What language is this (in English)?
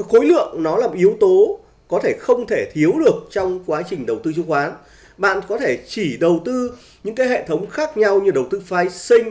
Vietnamese